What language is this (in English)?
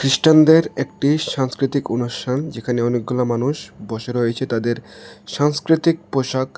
Bangla